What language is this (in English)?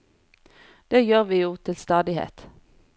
Norwegian